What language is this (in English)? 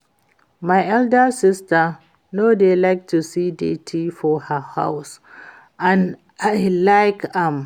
Nigerian Pidgin